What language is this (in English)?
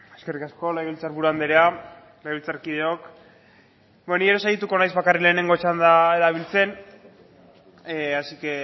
Basque